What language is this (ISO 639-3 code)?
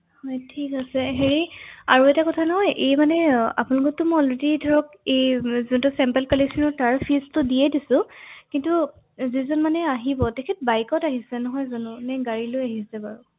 asm